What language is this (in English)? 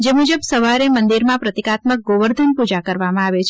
Gujarati